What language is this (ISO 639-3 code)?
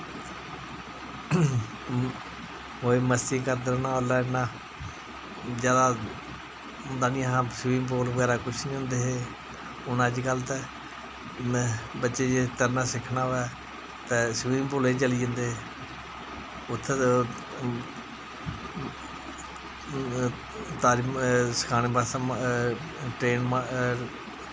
doi